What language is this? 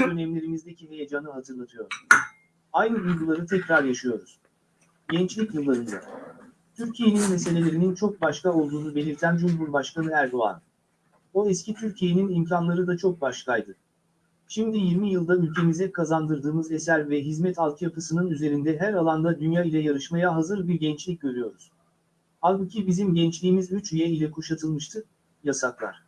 Turkish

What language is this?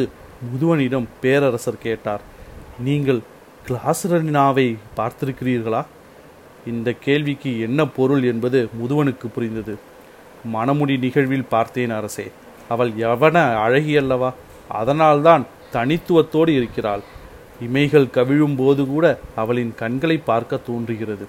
Tamil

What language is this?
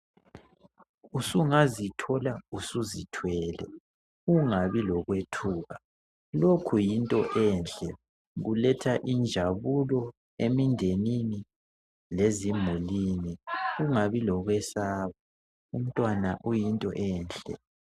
North Ndebele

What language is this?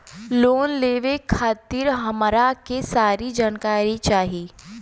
Bhojpuri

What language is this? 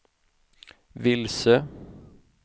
Swedish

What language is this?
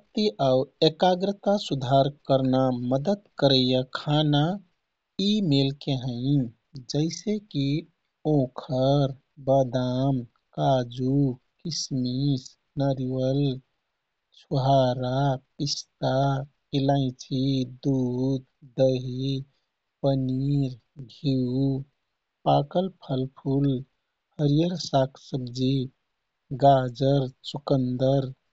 Kathoriya Tharu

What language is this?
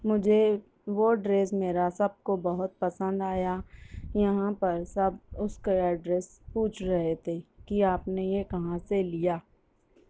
Urdu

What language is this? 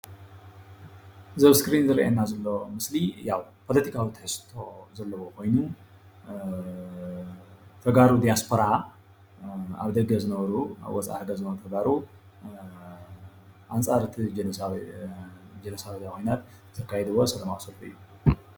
Tigrinya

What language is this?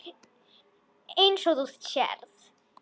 Icelandic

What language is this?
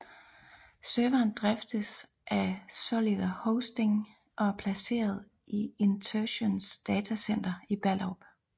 Danish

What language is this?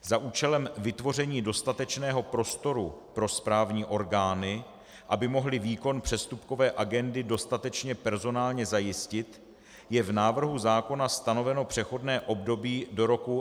Czech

